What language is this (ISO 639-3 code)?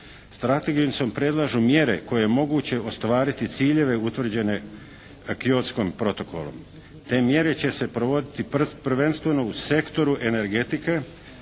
hrv